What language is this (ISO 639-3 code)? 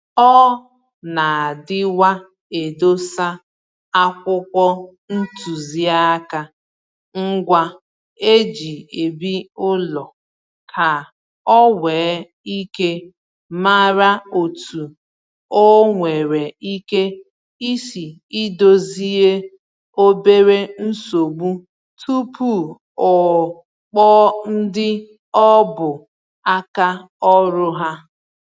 ibo